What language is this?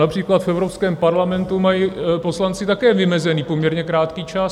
Czech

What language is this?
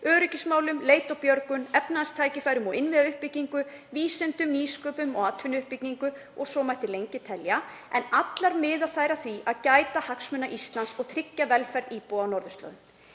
Icelandic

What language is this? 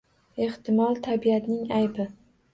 Uzbek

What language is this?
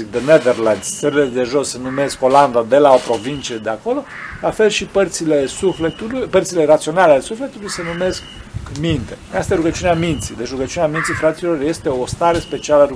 Romanian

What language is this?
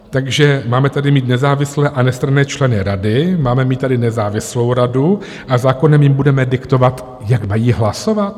Czech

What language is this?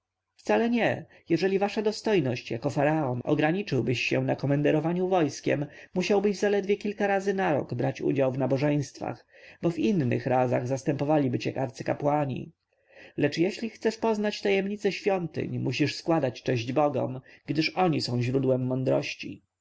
Polish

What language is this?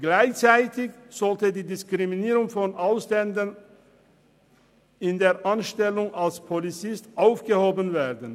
Swiss German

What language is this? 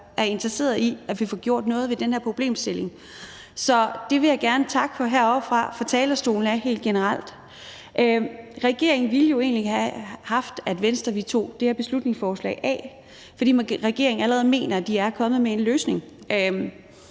Danish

